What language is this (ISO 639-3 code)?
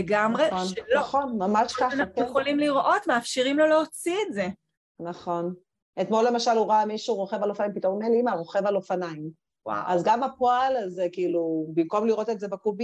heb